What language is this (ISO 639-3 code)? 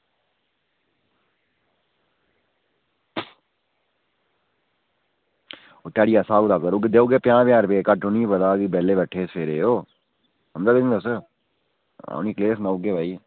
doi